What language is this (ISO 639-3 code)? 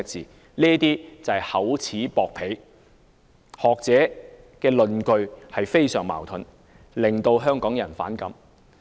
yue